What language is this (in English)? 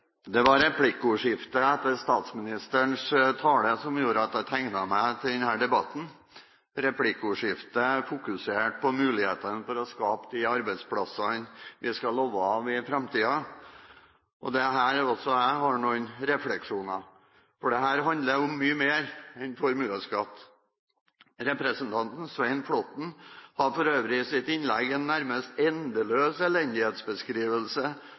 Norwegian